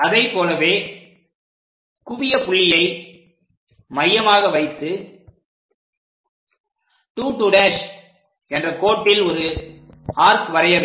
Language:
Tamil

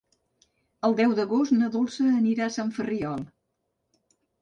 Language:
Catalan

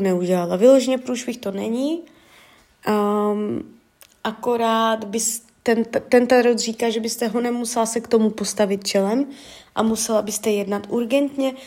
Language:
Czech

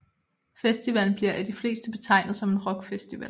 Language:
Danish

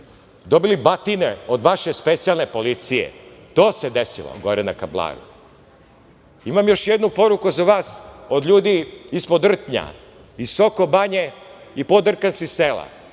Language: Serbian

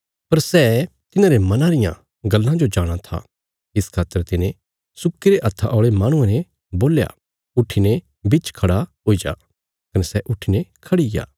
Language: Bilaspuri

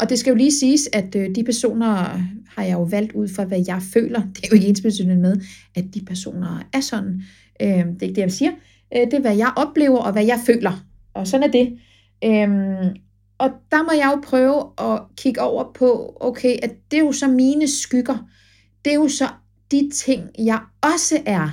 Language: Danish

